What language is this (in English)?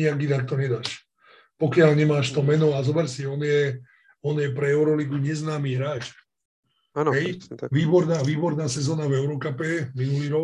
Slovak